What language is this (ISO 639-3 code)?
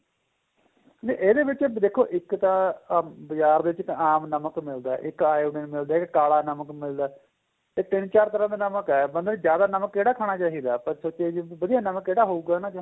pan